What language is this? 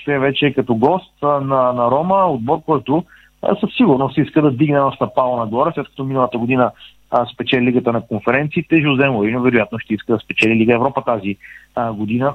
Bulgarian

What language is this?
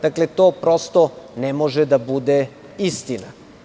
Serbian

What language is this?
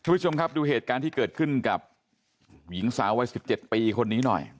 Thai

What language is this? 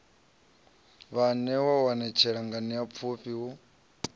Venda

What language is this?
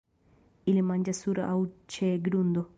Esperanto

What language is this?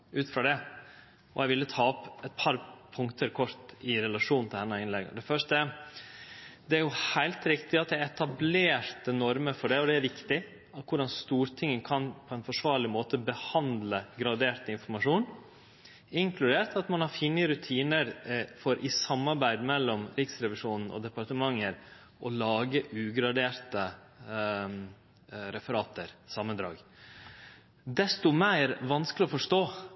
Norwegian Nynorsk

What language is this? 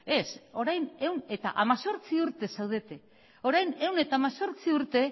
Basque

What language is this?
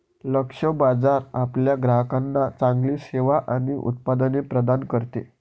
Marathi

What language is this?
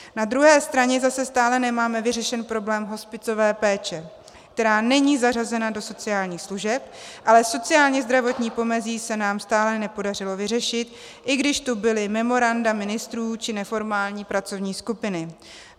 Czech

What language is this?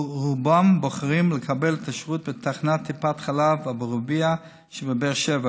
Hebrew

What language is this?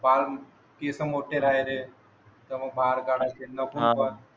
Marathi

